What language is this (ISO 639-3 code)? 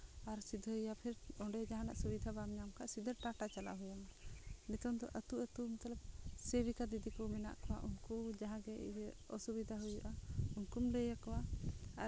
sat